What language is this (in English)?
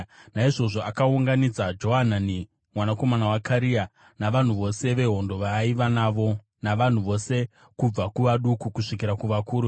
Shona